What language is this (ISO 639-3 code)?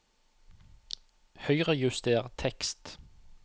nor